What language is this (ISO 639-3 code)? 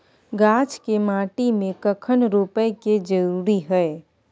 mai